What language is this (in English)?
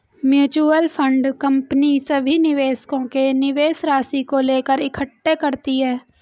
Hindi